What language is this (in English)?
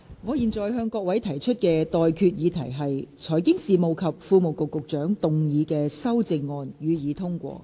Cantonese